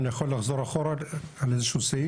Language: Hebrew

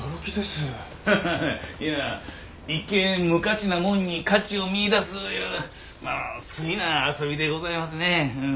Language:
Japanese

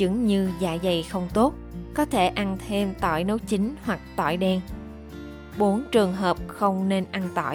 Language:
Vietnamese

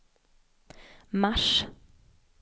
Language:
Swedish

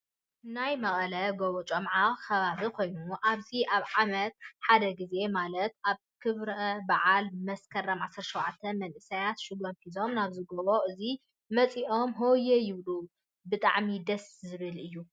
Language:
Tigrinya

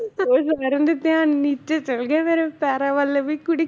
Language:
Punjabi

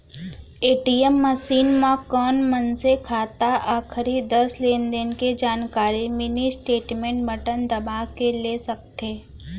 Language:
Chhattisgarhi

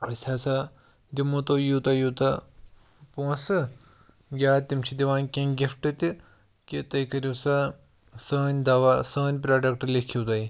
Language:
Kashmiri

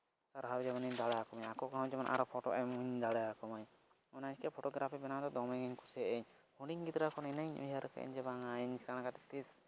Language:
Santali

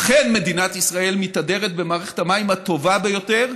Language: Hebrew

